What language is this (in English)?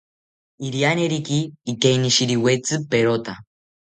South Ucayali Ashéninka